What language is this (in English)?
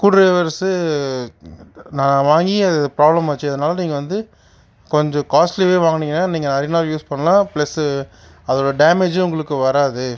Tamil